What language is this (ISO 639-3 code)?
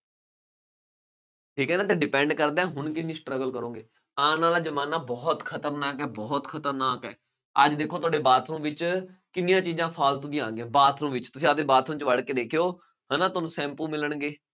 pan